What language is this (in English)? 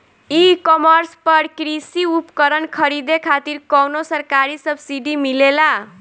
Bhojpuri